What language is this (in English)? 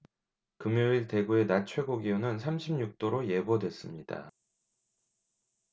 Korean